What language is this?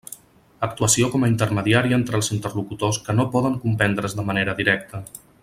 Catalan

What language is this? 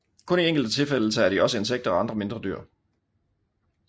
Danish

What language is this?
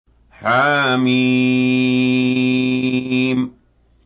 Arabic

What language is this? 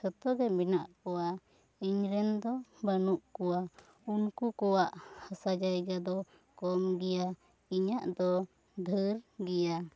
Santali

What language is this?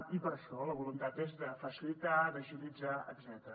Catalan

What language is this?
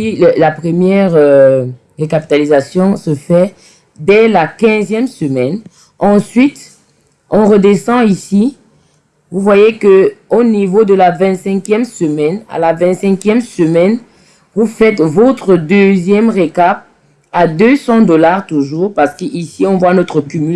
French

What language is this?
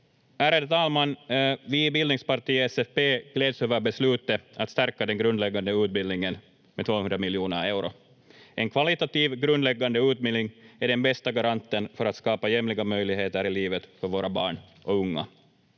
Finnish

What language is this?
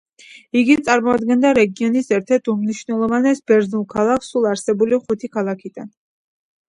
Georgian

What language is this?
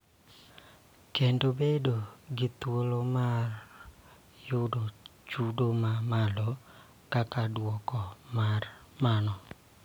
Luo (Kenya and Tanzania)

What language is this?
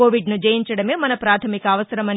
Telugu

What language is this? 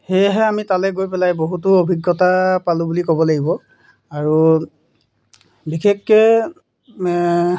Assamese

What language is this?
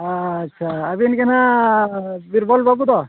Santali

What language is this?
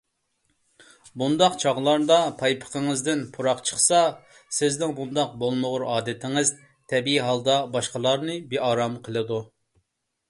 Uyghur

